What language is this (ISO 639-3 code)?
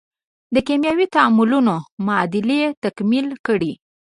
pus